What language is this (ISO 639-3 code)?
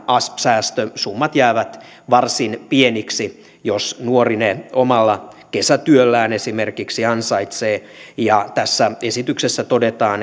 fin